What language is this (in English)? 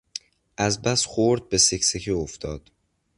Persian